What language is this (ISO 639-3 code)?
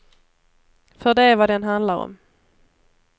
swe